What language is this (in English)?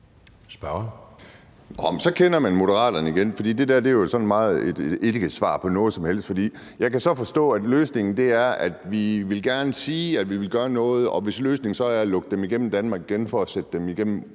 Danish